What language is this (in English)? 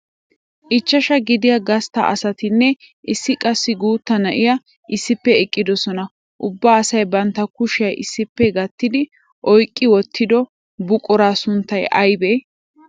Wolaytta